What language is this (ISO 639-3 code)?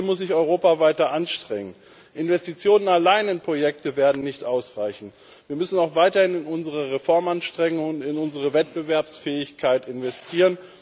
deu